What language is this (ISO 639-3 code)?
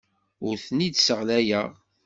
kab